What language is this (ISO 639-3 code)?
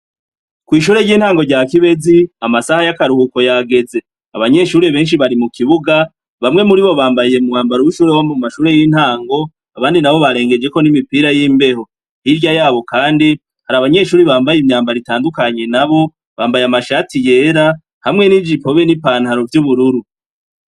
run